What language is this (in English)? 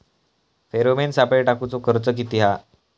Marathi